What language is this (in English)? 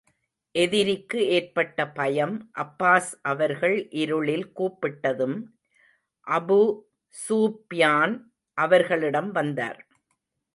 Tamil